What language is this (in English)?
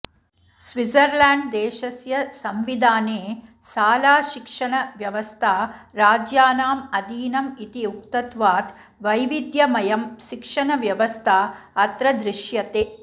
Sanskrit